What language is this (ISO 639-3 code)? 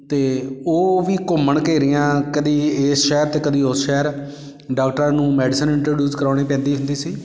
pan